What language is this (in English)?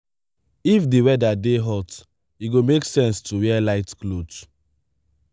Nigerian Pidgin